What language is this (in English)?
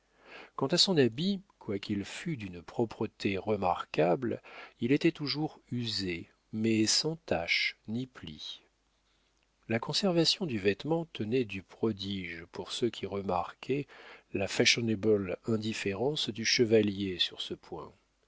French